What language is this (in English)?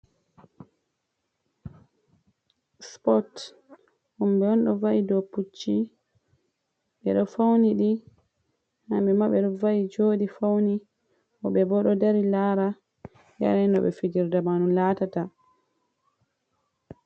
Fula